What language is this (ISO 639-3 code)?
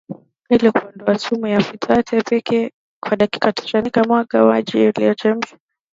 swa